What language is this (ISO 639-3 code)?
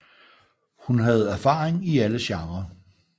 dan